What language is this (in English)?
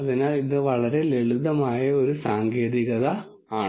Malayalam